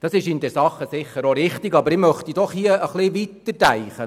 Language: Swiss German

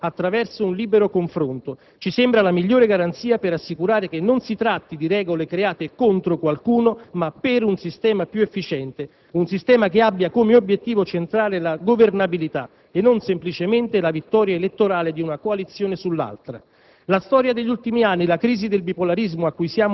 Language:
Italian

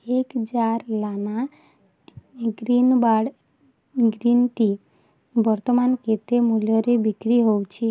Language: Odia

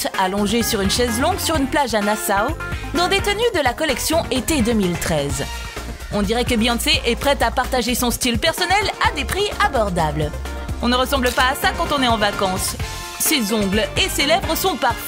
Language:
French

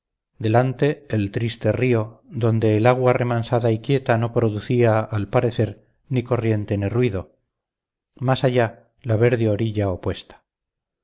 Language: Spanish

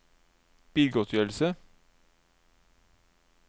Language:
Norwegian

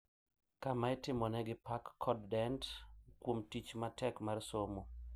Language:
Luo (Kenya and Tanzania)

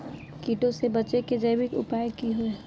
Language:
Magahi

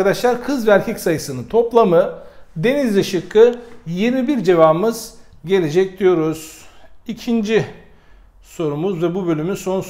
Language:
Turkish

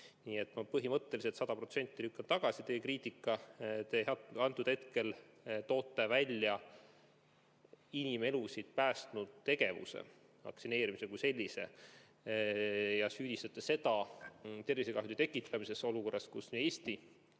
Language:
Estonian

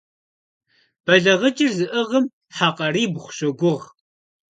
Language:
Kabardian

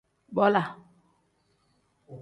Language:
Tem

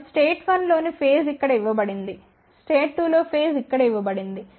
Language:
Telugu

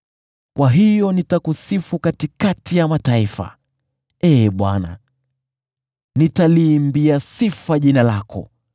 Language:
Swahili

